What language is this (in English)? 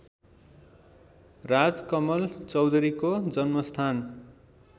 Nepali